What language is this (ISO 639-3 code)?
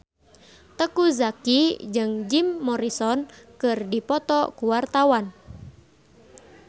sun